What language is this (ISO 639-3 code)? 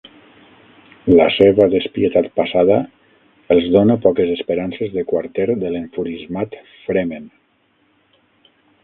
cat